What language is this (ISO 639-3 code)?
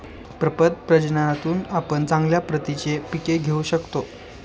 mar